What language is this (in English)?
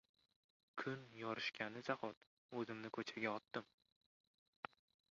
Uzbek